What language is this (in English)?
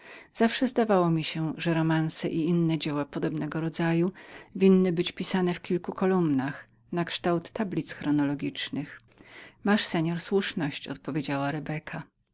Polish